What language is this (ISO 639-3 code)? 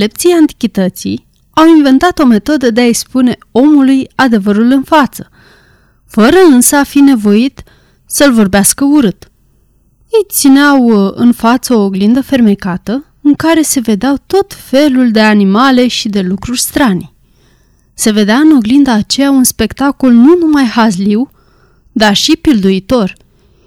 ron